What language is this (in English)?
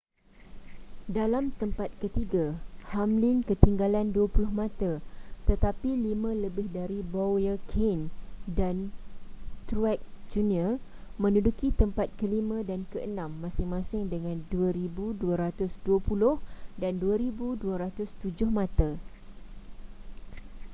Malay